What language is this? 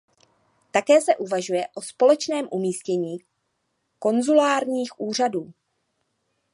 Czech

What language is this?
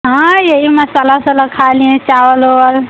Hindi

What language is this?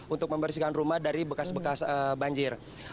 Indonesian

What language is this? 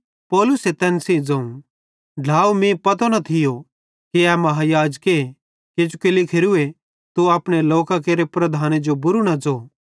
Bhadrawahi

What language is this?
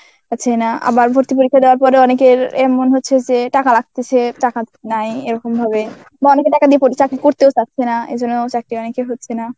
Bangla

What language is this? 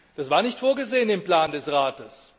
German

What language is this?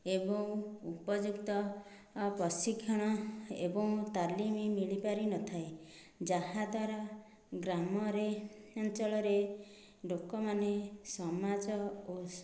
Odia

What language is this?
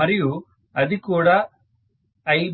Telugu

